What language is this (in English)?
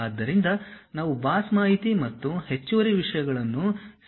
Kannada